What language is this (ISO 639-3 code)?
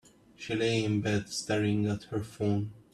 eng